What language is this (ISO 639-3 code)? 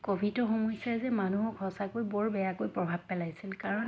asm